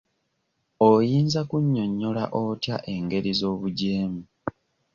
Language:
Ganda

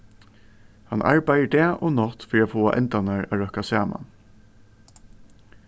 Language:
Faroese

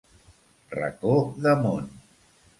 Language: Catalan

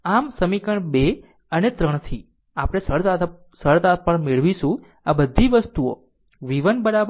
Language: Gujarati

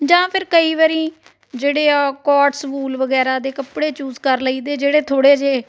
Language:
Punjabi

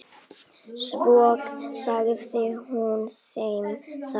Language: Icelandic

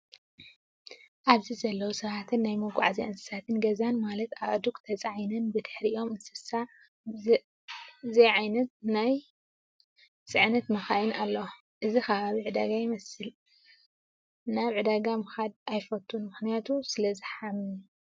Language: Tigrinya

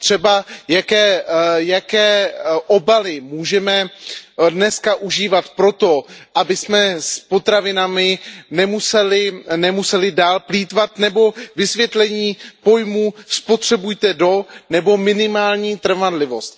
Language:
Czech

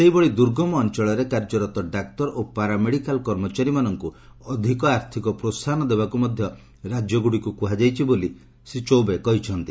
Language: Odia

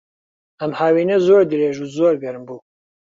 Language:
Central Kurdish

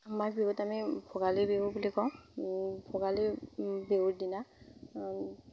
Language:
Assamese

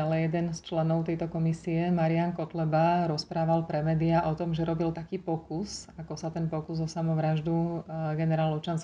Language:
Slovak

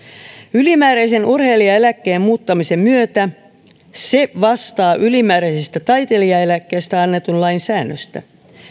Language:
Finnish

